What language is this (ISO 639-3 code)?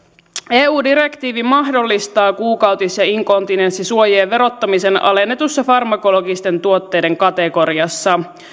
fin